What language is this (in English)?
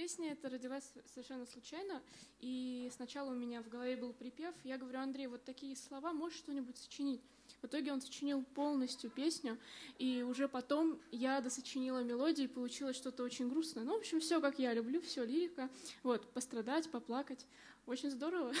Russian